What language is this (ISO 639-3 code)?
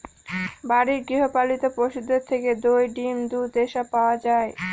ben